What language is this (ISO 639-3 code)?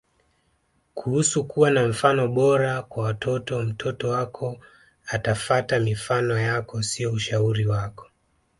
swa